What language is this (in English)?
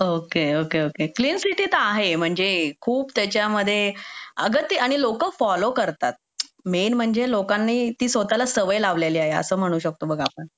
Marathi